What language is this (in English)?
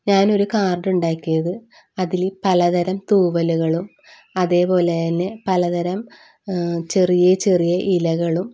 Malayalam